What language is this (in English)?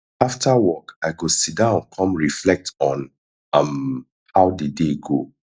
Nigerian Pidgin